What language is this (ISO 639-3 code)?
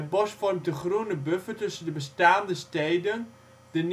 nld